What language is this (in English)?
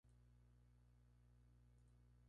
Spanish